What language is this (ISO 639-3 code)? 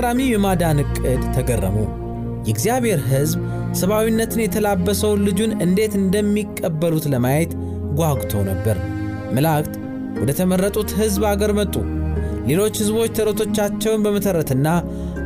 amh